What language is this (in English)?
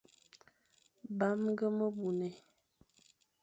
Fang